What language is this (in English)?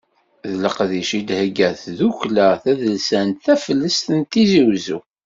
Kabyle